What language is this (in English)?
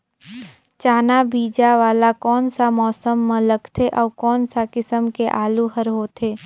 Chhattisgarhi